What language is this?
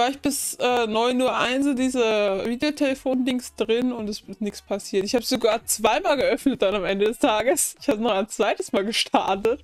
German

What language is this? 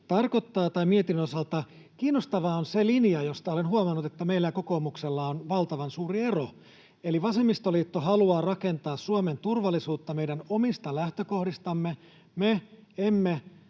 Finnish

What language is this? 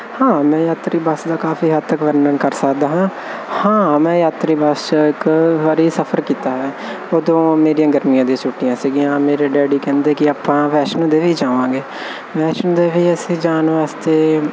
Punjabi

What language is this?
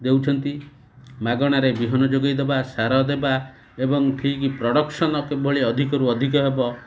Odia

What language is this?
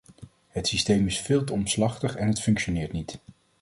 Dutch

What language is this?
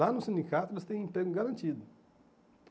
Portuguese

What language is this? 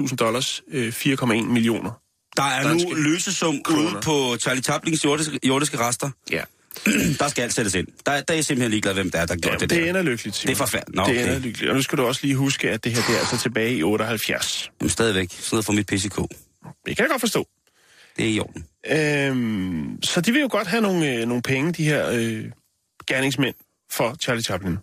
Danish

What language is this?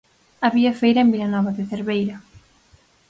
Galician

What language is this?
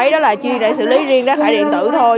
Vietnamese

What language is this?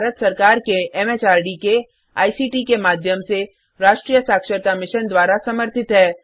Hindi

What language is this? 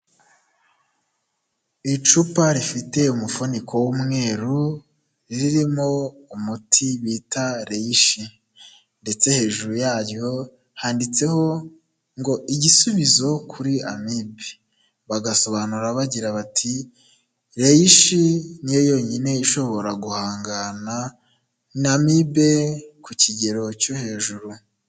Kinyarwanda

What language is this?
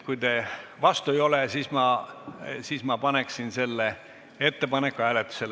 Estonian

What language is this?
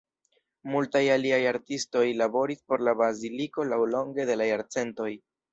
Esperanto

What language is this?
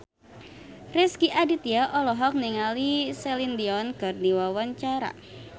Sundanese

